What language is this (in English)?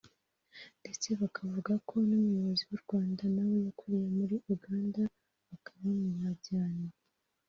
Kinyarwanda